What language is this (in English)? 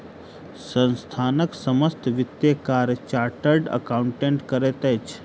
Maithili